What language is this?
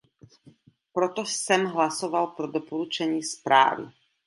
Czech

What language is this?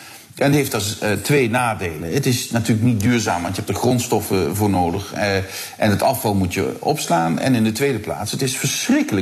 Dutch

